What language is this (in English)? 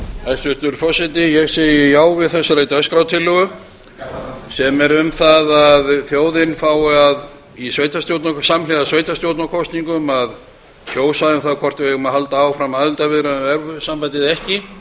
Icelandic